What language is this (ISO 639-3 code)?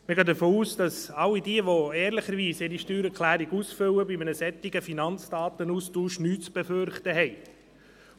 gsw